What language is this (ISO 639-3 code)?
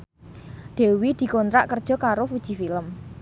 jav